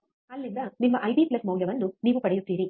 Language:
Kannada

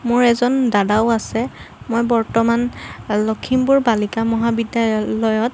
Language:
Assamese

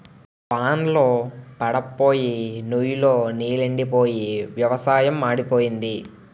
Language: Telugu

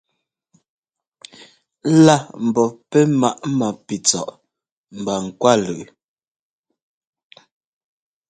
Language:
Ngomba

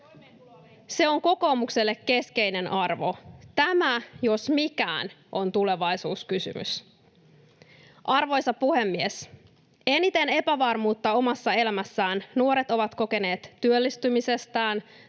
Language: Finnish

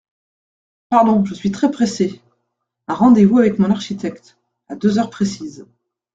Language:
French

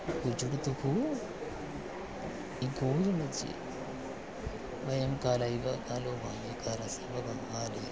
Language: Sanskrit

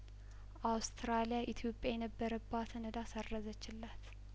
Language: Amharic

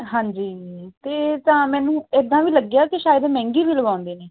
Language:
Punjabi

